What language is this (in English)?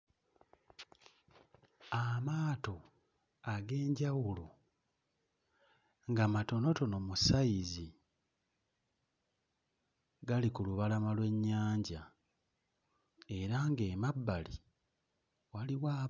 Ganda